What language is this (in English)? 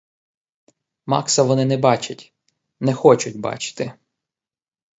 Ukrainian